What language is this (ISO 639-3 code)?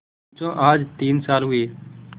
hin